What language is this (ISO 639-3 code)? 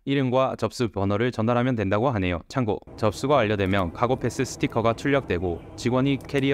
kor